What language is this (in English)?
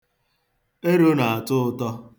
Igbo